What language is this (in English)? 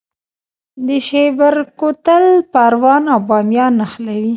Pashto